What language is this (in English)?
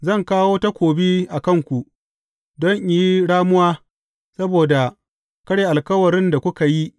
Hausa